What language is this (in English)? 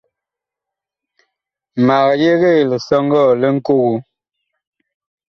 Bakoko